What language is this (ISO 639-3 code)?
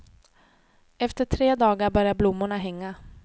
swe